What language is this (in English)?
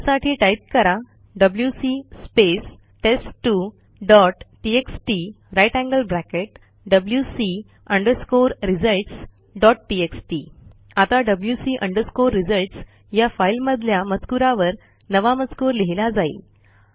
Marathi